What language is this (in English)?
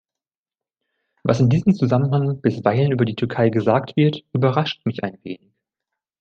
German